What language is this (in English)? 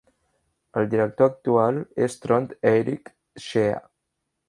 Catalan